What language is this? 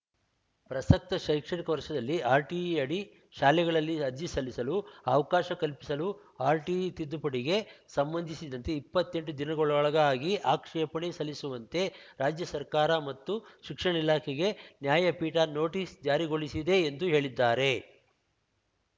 Kannada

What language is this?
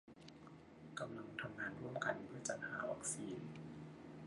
Thai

